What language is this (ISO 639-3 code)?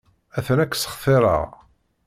kab